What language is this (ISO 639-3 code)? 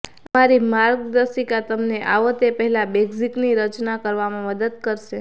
guj